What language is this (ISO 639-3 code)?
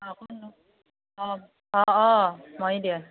asm